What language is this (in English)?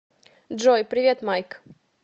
Russian